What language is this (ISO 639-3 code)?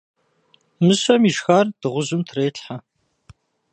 kbd